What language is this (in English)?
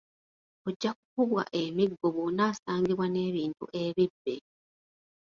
Ganda